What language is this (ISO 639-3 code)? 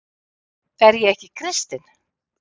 isl